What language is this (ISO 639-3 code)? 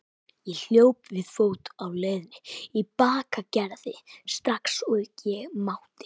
isl